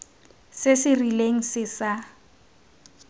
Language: Tswana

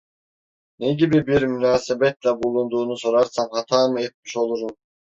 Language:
Turkish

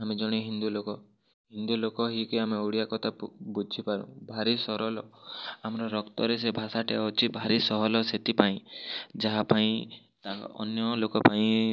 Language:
Odia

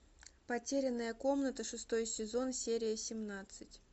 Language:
Russian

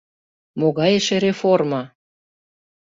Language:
Mari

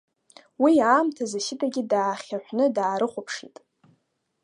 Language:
Abkhazian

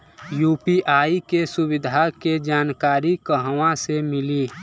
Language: Bhojpuri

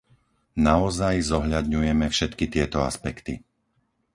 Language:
Slovak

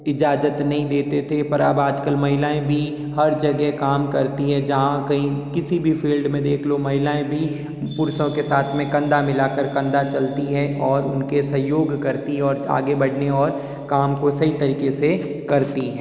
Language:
Hindi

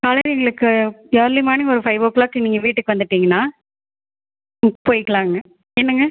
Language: Tamil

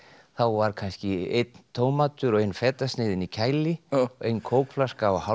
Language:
Icelandic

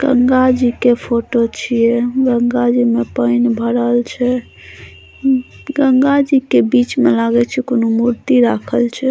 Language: Maithili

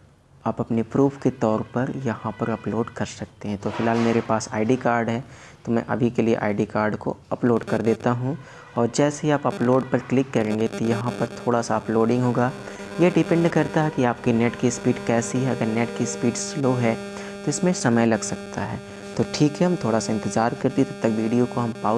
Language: Hindi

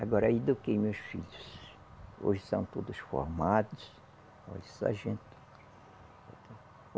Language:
Portuguese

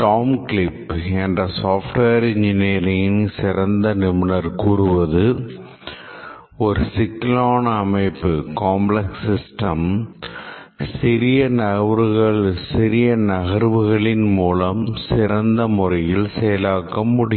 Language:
Tamil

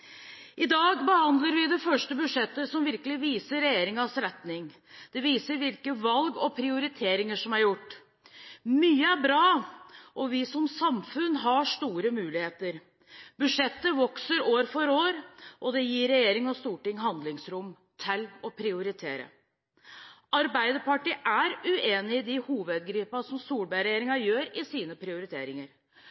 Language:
Norwegian Bokmål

